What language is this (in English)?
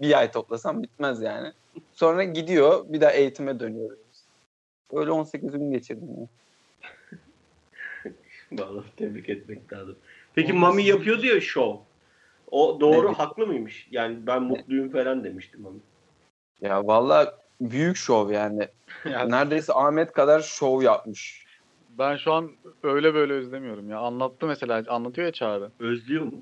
Turkish